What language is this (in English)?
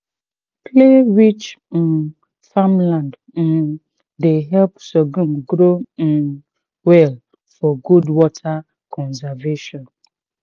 Nigerian Pidgin